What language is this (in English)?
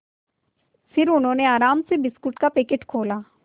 Hindi